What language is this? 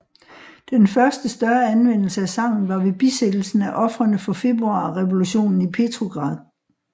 Danish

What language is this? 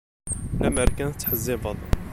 Kabyle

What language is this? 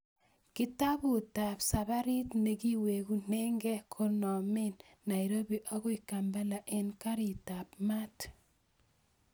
Kalenjin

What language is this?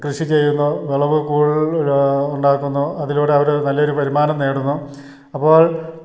Malayalam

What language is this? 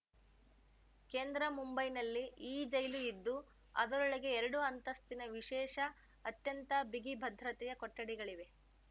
Kannada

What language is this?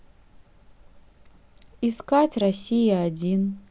Russian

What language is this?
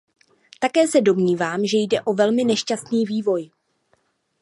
Czech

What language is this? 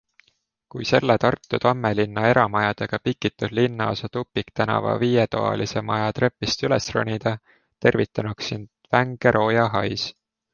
Estonian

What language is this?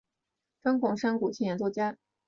Chinese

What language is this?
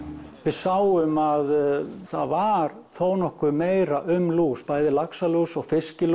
Icelandic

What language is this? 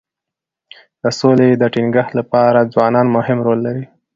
Pashto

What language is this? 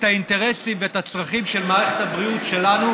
Hebrew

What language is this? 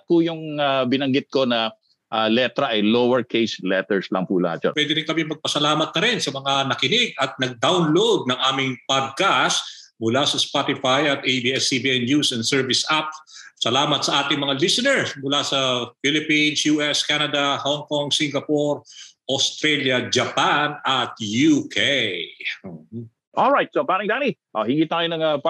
Filipino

